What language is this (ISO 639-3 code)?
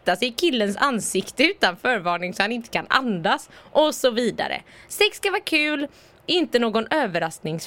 swe